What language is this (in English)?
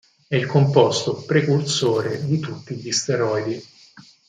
Italian